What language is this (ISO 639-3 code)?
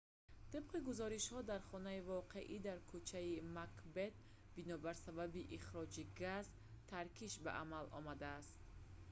tgk